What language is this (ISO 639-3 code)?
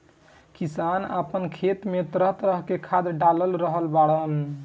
bho